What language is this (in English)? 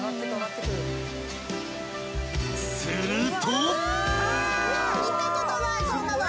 Japanese